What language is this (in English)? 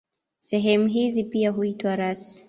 Swahili